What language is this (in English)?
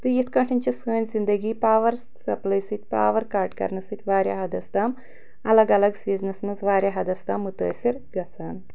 Kashmiri